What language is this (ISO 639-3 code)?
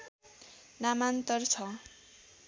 nep